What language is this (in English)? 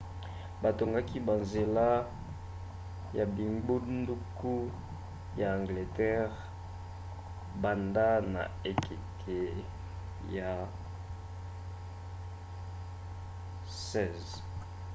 Lingala